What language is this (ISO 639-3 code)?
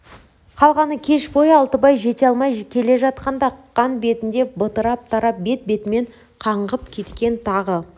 kaz